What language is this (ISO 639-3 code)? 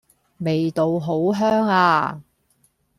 yue